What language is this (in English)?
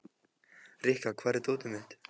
Icelandic